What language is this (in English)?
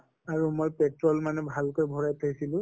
Assamese